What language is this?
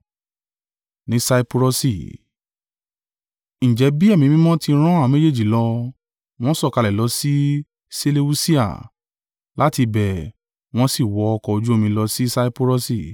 Yoruba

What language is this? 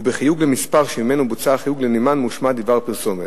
Hebrew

